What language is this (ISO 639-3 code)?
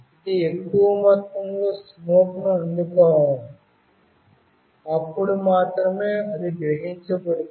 tel